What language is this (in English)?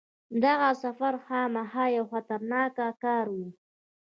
Pashto